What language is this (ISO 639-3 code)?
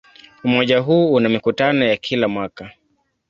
swa